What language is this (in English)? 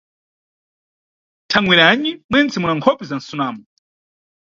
Nyungwe